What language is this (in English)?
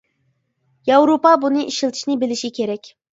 Uyghur